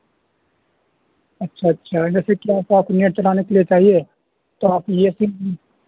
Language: Urdu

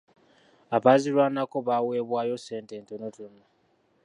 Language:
Ganda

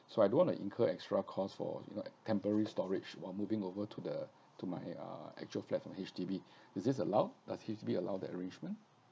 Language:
English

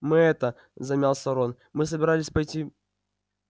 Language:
Russian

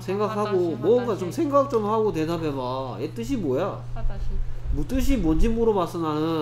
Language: Korean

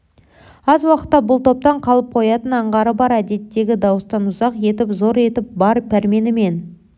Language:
Kazakh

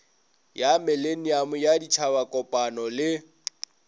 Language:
Northern Sotho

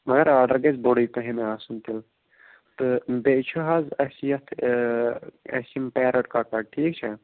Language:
Kashmiri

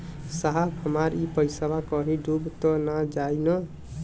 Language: Bhojpuri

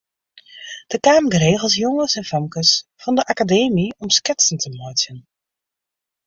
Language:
Western Frisian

